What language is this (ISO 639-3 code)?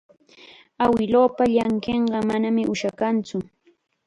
qxa